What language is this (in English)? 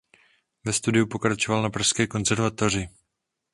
Czech